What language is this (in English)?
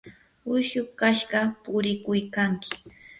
Yanahuanca Pasco Quechua